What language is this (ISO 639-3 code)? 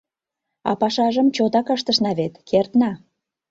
chm